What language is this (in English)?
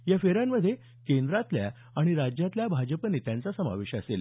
Marathi